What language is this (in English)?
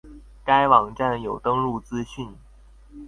Chinese